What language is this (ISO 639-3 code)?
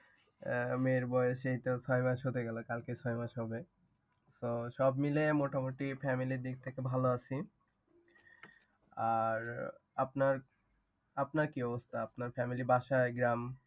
ben